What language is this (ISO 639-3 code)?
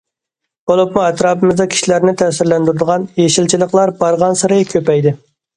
uig